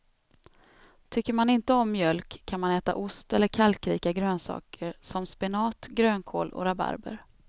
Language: Swedish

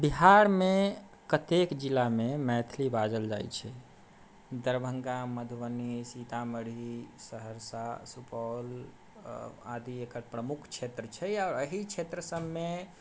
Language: Maithili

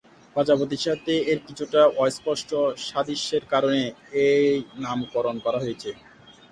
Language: Bangla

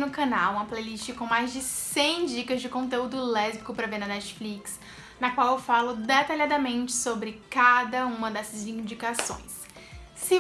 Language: Portuguese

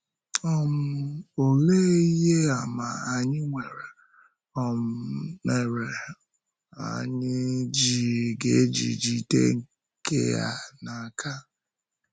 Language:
Igbo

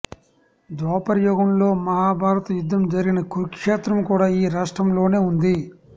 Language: Telugu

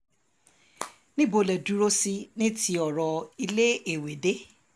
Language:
Yoruba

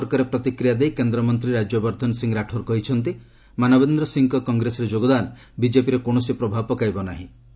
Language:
Odia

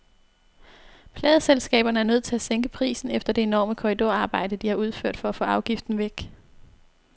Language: Danish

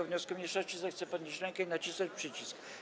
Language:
Polish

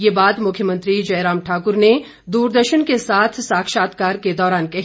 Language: Hindi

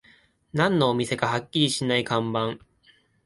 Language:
Japanese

